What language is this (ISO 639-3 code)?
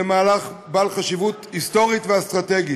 heb